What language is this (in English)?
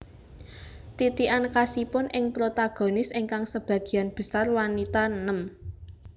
Javanese